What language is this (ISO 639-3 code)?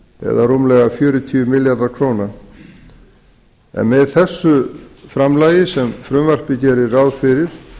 isl